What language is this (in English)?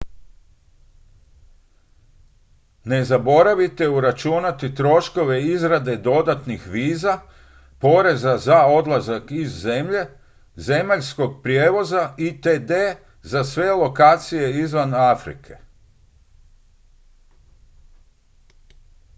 Croatian